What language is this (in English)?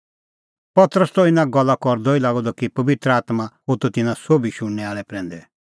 Kullu Pahari